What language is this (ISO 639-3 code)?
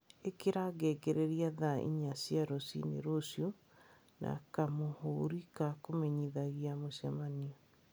kik